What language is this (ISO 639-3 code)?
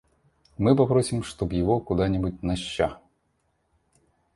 rus